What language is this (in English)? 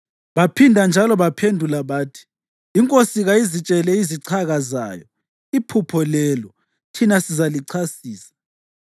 North Ndebele